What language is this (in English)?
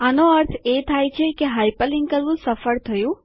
Gujarati